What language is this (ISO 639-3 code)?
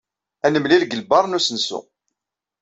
kab